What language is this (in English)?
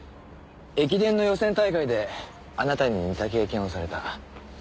Japanese